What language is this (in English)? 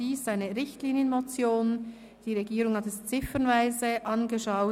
Swiss German